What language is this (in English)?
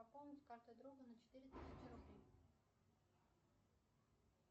Russian